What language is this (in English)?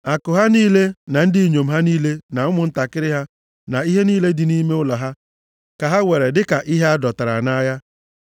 Igbo